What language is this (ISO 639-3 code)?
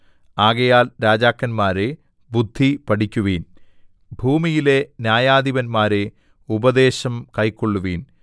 mal